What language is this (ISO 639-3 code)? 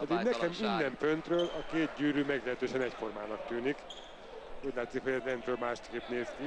hun